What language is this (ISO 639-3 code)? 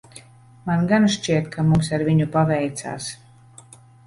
lav